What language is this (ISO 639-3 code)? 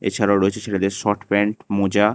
ben